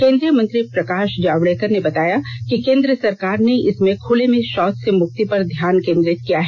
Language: Hindi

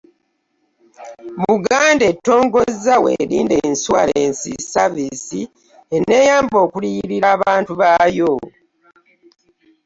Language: Ganda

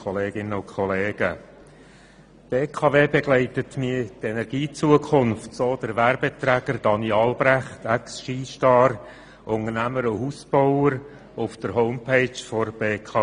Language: Swiss German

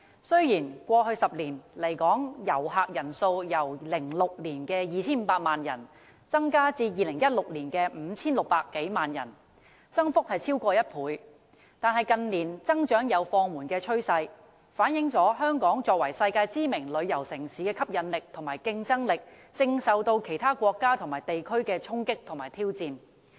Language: Cantonese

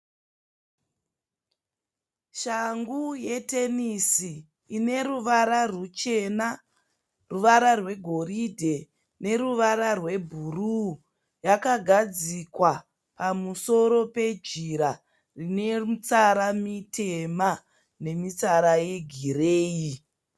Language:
Shona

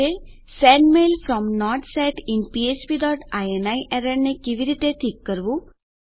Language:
Gujarati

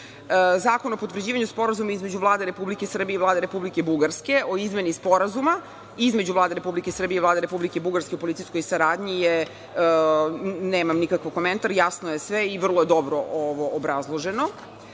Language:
Serbian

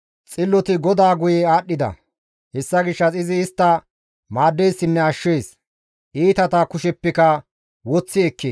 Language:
Gamo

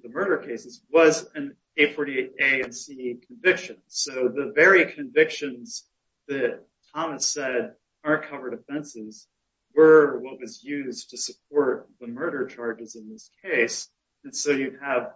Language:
English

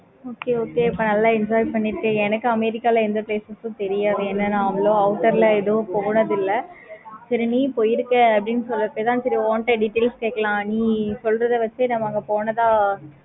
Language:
Tamil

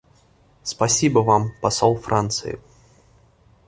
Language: Russian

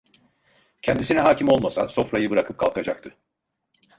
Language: Turkish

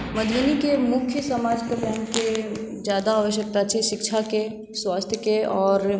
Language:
Maithili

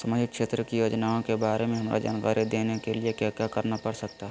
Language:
Magahi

